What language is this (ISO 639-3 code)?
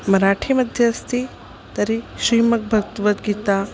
san